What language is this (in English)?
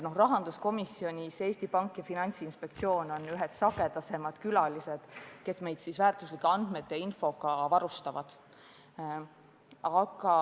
Estonian